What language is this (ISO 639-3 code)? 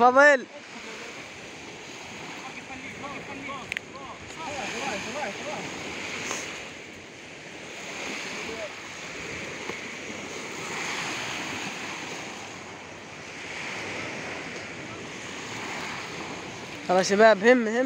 ara